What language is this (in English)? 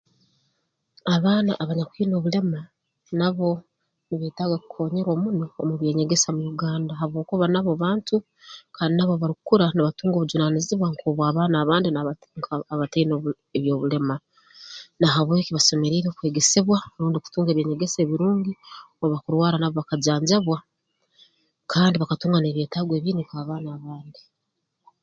Tooro